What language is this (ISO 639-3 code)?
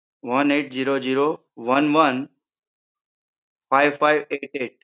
guj